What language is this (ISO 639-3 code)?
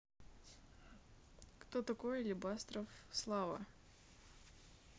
rus